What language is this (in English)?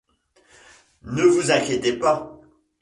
French